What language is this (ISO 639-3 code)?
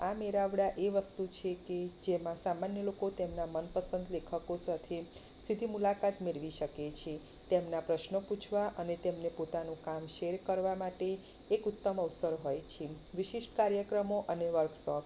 guj